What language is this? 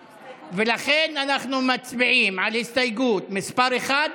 Hebrew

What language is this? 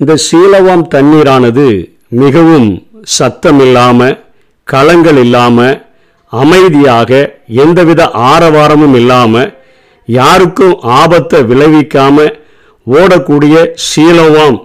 Tamil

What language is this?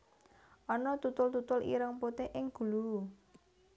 Javanese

